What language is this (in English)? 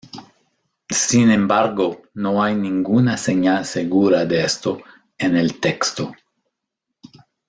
Spanish